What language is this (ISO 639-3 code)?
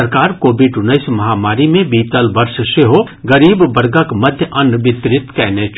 mai